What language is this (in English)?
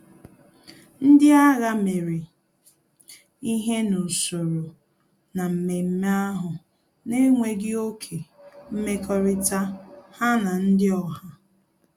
Igbo